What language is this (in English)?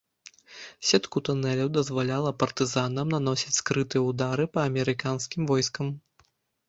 Belarusian